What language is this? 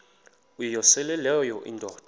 Xhosa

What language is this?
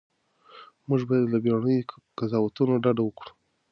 Pashto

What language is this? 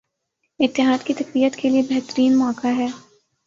Urdu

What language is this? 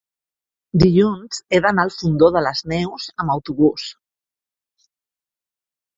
Catalan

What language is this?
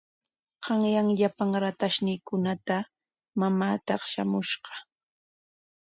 Corongo Ancash Quechua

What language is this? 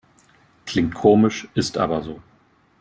German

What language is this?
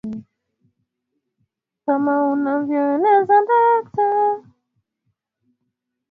Swahili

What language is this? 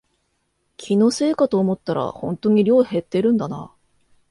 Japanese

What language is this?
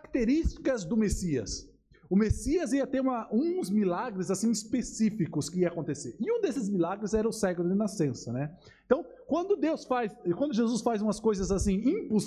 Portuguese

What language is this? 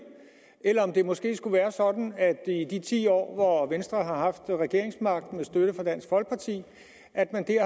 Danish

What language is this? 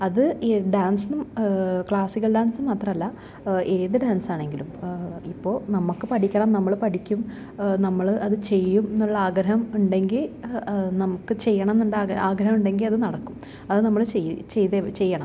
Malayalam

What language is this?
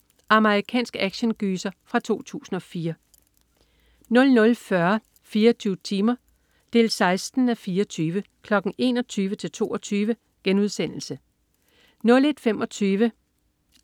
Danish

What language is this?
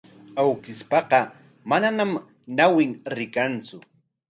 Corongo Ancash Quechua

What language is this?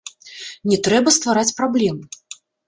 Belarusian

